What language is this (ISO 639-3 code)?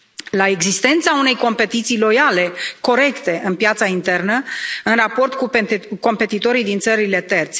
ron